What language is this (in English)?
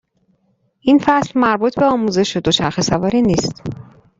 Persian